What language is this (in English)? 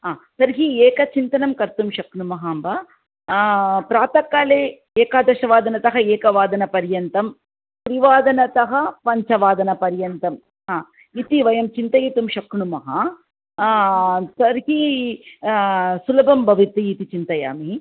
Sanskrit